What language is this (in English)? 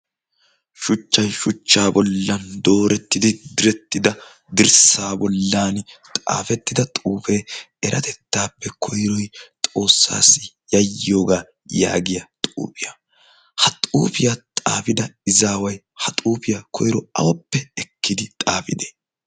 Wolaytta